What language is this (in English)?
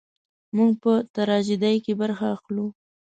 Pashto